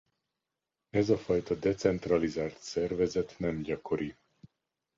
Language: Hungarian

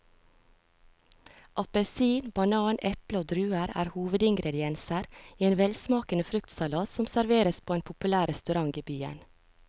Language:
Norwegian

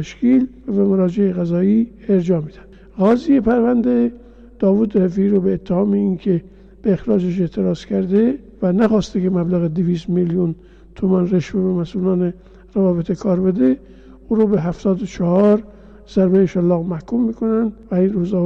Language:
Persian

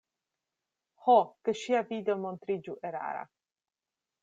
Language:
Esperanto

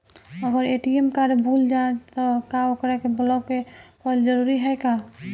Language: Bhojpuri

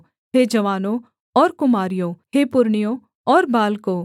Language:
Hindi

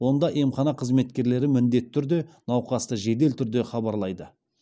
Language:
Kazakh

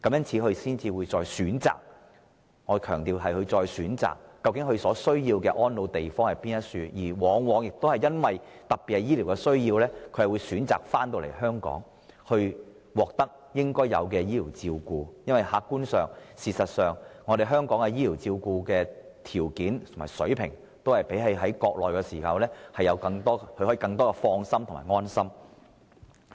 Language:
Cantonese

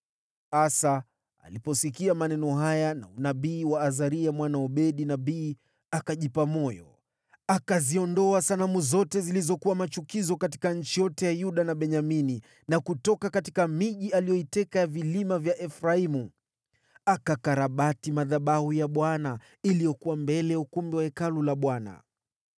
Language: Swahili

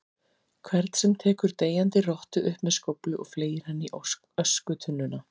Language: Icelandic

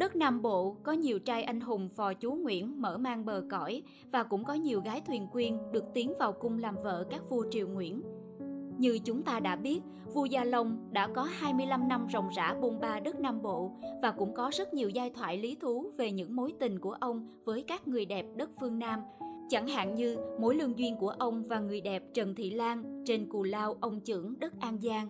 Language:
Vietnamese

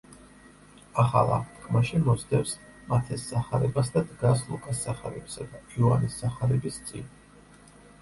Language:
Georgian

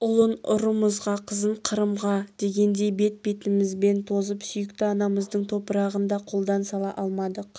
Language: Kazakh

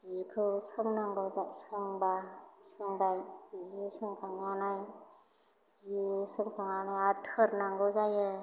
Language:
Bodo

